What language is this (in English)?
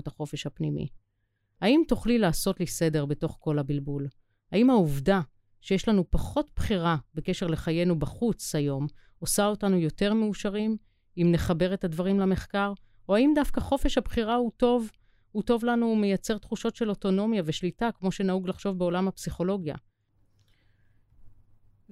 Hebrew